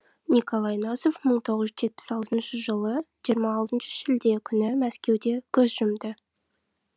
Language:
Kazakh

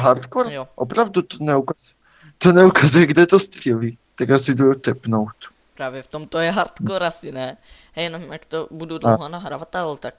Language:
Czech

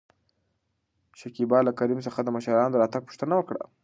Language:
Pashto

